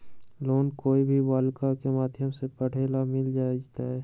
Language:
Magahi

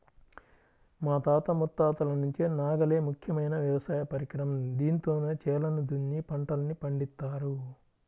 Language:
Telugu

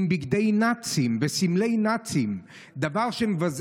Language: Hebrew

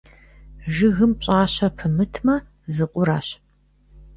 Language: Kabardian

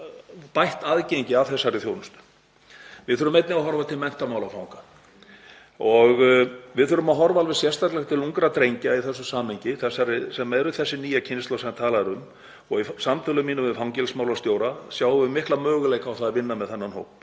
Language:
Icelandic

